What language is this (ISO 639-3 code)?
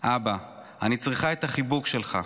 heb